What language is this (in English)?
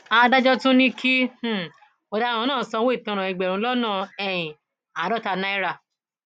Yoruba